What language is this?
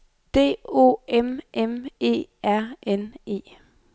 Danish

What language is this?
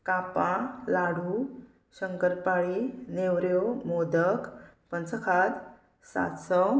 Konkani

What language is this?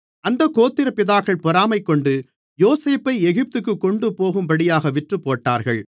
Tamil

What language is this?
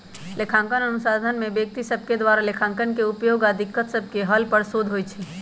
Magahi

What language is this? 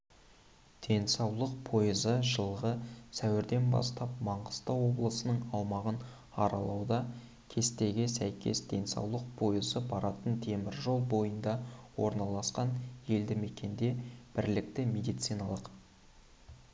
Kazakh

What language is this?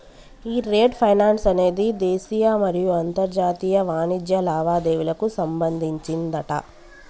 Telugu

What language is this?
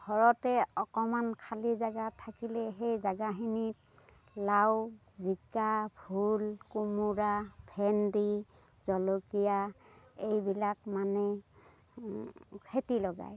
Assamese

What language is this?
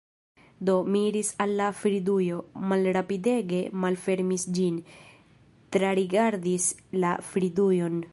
Esperanto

